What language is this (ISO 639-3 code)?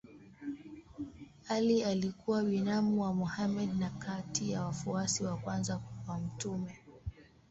swa